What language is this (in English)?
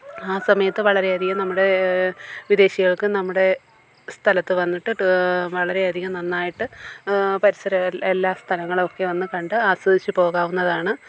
Malayalam